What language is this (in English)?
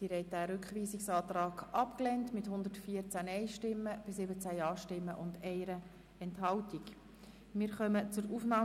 Swiss German